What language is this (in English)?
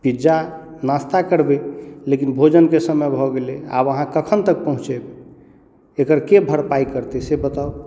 Maithili